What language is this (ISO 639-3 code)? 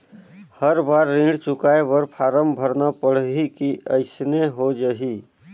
hne